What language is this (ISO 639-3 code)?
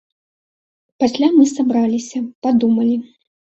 bel